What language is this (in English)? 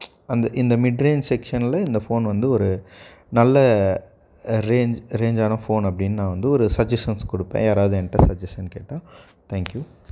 Tamil